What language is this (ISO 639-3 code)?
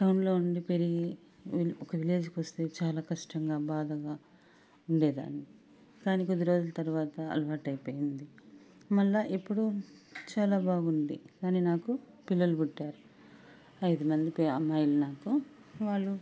tel